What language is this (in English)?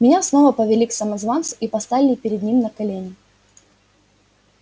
Russian